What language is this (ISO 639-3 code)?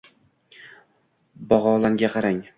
uzb